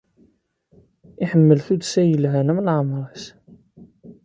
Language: Kabyle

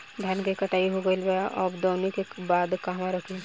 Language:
Bhojpuri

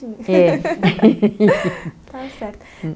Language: Portuguese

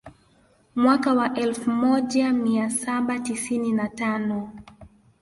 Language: Swahili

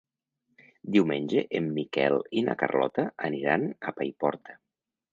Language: Catalan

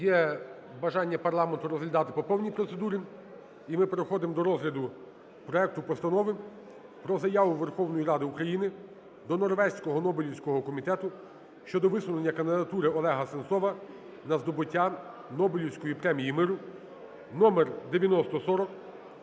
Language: Ukrainian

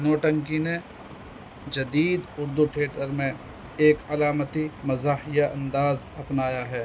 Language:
Urdu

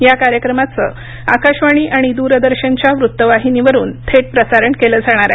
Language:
Marathi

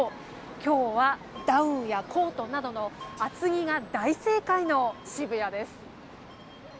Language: Japanese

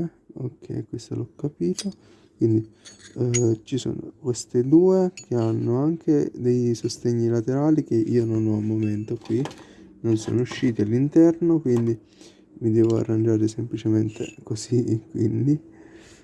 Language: Italian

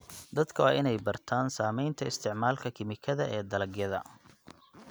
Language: Somali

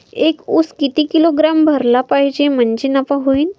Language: Marathi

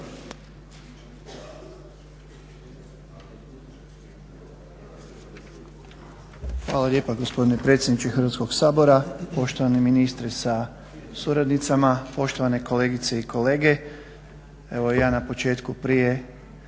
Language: Croatian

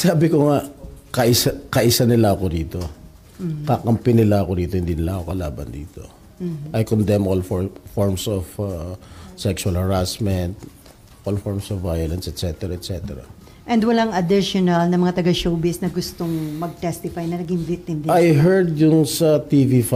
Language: Filipino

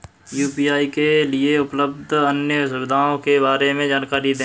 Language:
Hindi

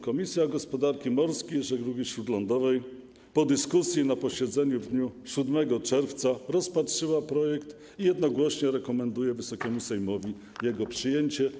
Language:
Polish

